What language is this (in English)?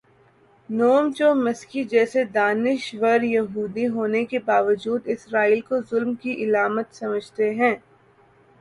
Urdu